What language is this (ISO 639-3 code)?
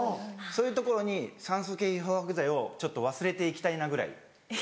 jpn